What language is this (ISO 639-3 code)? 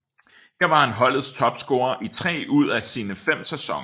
dan